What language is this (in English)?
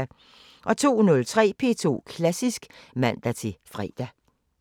Danish